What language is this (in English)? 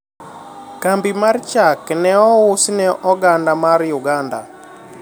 Luo (Kenya and Tanzania)